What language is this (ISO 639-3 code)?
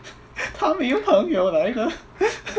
eng